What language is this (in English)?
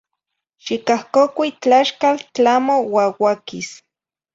Zacatlán-Ahuacatlán-Tepetzintla Nahuatl